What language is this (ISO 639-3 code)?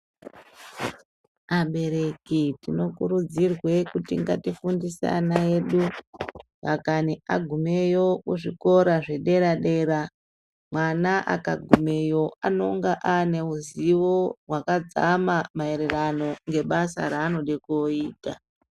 ndc